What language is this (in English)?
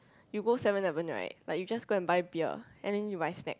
English